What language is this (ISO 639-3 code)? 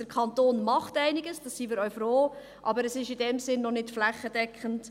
gsw